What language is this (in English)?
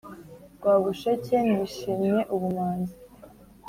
Kinyarwanda